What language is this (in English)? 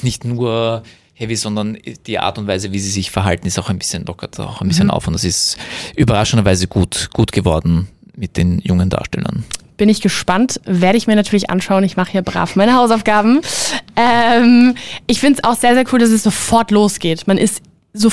German